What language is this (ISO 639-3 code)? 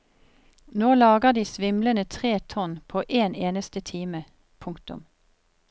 nor